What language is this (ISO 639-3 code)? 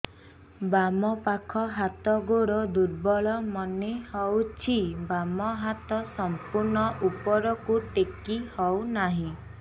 ori